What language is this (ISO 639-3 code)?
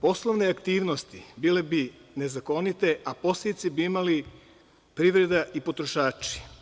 srp